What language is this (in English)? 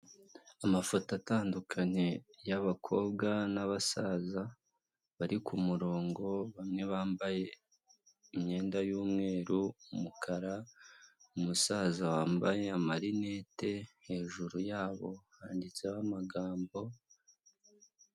Kinyarwanda